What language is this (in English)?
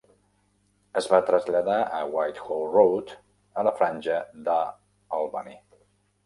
Catalan